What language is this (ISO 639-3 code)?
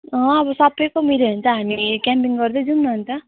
nep